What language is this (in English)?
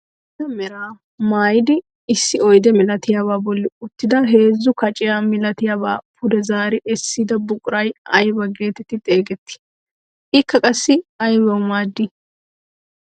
Wolaytta